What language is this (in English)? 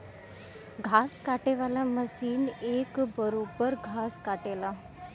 Bhojpuri